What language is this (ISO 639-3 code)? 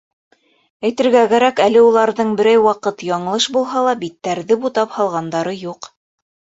bak